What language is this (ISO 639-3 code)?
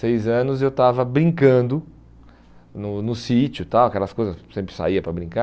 por